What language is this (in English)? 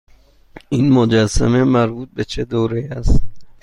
Persian